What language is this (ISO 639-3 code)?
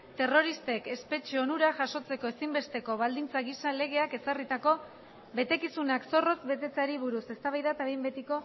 eus